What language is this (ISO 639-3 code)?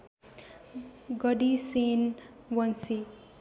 nep